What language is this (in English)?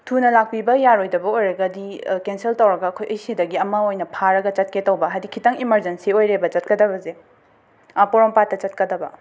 Manipuri